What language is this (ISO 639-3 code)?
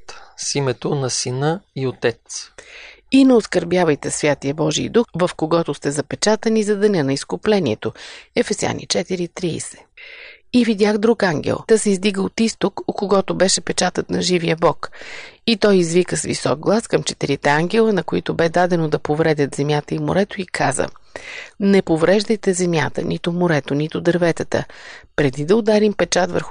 bul